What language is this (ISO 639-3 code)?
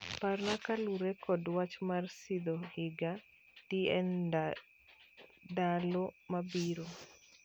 luo